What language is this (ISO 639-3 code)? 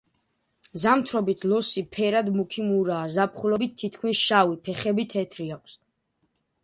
kat